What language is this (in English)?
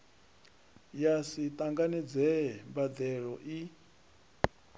Venda